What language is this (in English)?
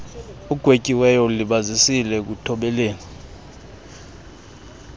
Xhosa